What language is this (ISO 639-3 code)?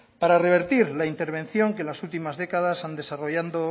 spa